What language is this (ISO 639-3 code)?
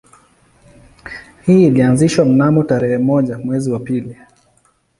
swa